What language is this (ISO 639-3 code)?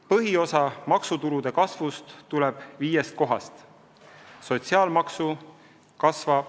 est